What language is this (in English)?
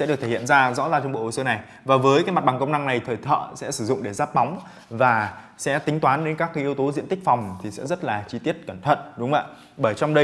Vietnamese